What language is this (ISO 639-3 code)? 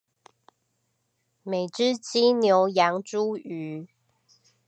zho